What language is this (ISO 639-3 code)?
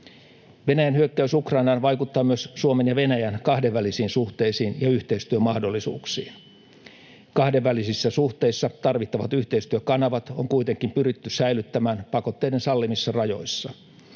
fin